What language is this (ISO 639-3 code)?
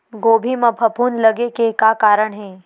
hne